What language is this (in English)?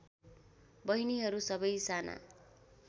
Nepali